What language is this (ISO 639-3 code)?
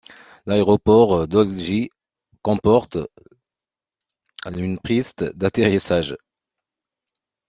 fra